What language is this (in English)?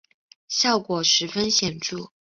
Chinese